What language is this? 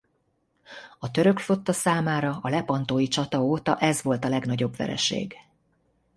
Hungarian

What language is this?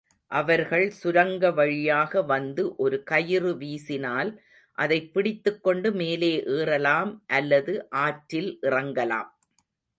Tamil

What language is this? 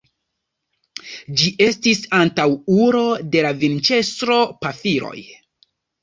Esperanto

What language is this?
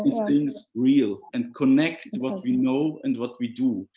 English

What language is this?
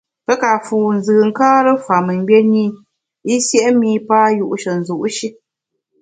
Bamun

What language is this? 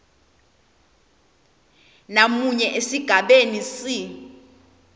Swati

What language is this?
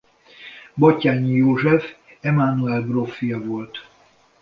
Hungarian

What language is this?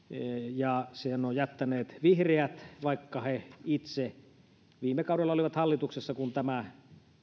Finnish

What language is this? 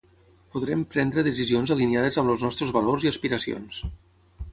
Catalan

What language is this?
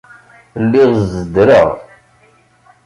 Kabyle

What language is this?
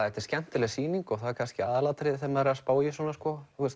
Icelandic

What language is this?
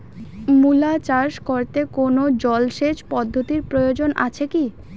Bangla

